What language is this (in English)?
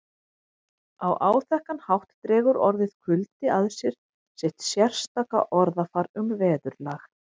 Icelandic